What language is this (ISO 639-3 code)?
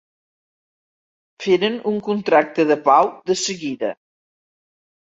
cat